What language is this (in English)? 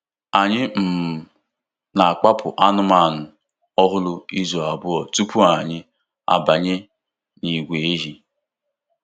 Igbo